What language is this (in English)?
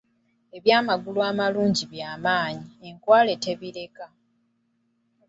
Ganda